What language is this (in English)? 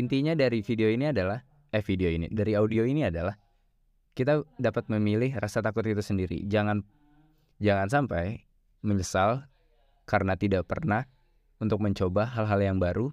Indonesian